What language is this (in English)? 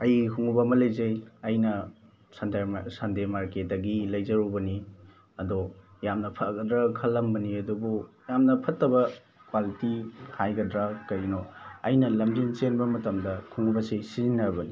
Manipuri